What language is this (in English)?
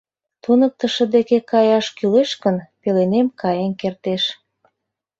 Mari